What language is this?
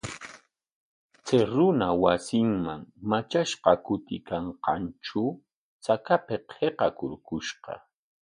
Corongo Ancash Quechua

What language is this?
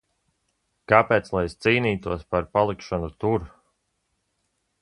Latvian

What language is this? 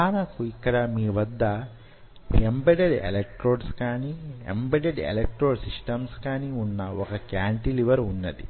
Telugu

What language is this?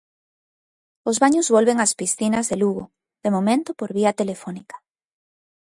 Galician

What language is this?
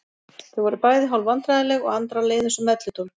Icelandic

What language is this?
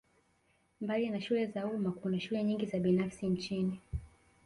Swahili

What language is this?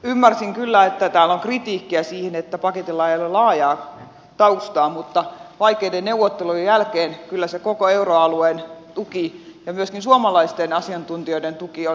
Finnish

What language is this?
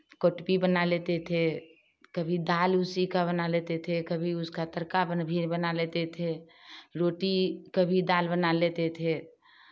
Hindi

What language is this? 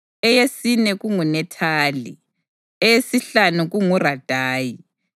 North Ndebele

